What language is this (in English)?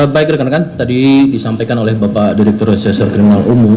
Indonesian